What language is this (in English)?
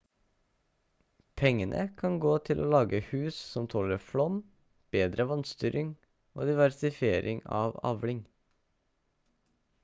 Norwegian Bokmål